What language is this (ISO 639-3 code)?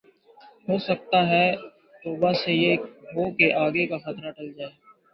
urd